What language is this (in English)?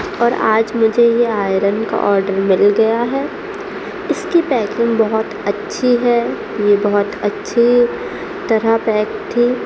Urdu